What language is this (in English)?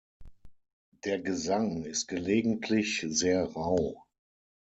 German